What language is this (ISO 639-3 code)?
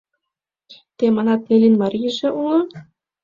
chm